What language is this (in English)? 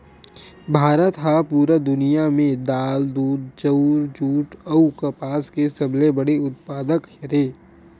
Chhattisgarhi